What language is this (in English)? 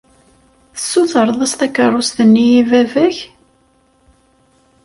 Kabyle